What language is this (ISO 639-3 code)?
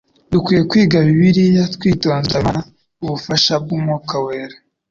kin